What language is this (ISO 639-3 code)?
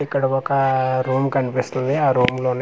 tel